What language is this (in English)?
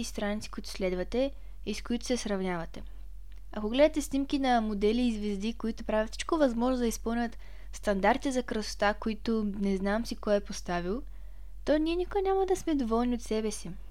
Bulgarian